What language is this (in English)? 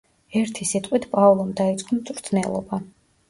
Georgian